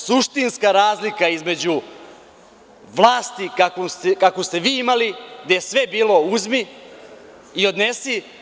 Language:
Serbian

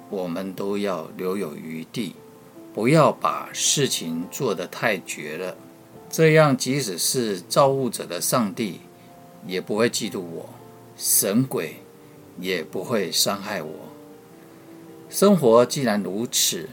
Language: Chinese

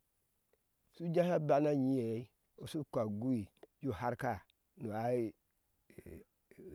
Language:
Ashe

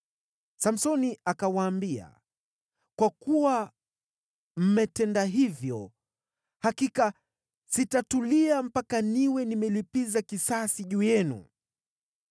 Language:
Swahili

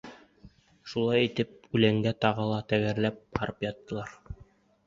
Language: Bashkir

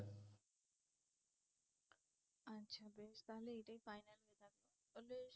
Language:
Bangla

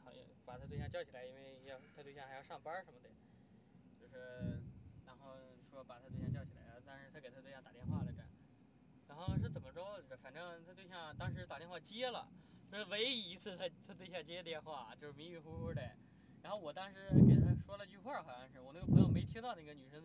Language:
Chinese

